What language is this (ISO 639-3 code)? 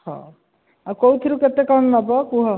ori